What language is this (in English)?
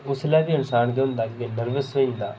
Dogri